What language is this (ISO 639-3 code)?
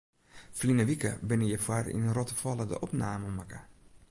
fry